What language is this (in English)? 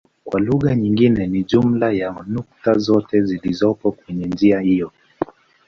Swahili